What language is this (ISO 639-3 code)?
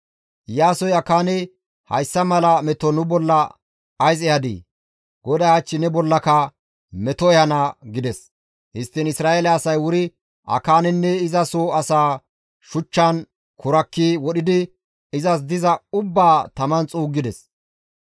gmv